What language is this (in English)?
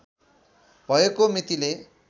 Nepali